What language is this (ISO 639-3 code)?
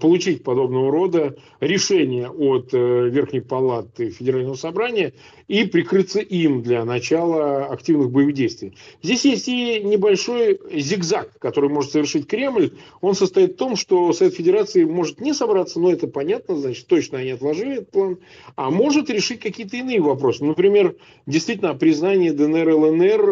rus